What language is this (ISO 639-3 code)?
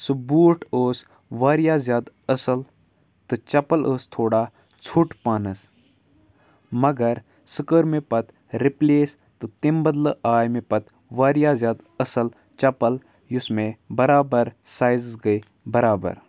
kas